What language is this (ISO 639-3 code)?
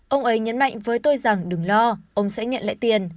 vie